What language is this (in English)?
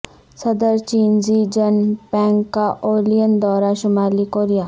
Urdu